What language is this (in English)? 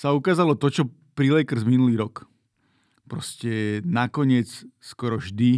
Slovak